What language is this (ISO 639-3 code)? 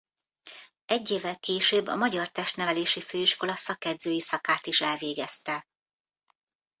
hun